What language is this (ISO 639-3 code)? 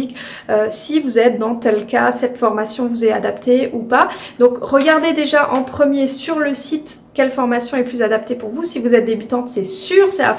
fra